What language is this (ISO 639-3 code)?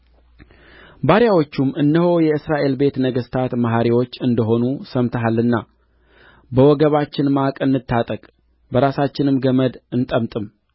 amh